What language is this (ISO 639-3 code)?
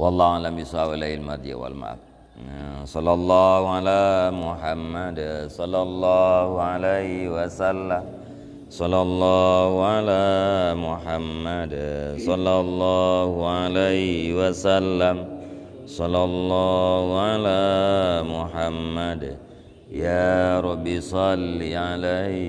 msa